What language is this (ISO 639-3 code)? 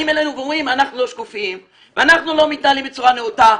heb